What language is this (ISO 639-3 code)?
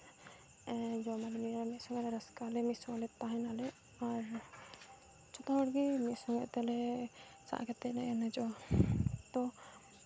sat